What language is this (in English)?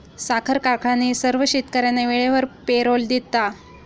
Marathi